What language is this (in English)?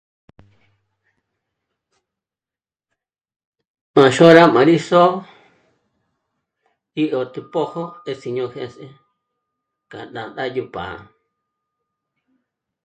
Michoacán Mazahua